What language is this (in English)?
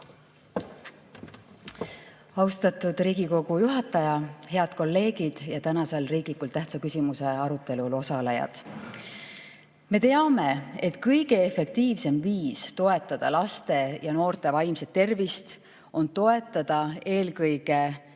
Estonian